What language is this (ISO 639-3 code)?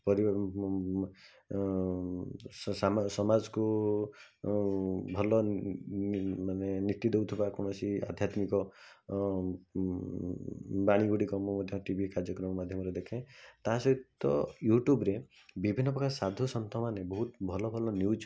ori